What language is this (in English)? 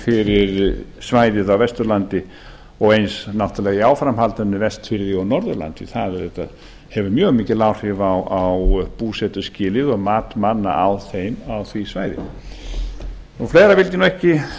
Icelandic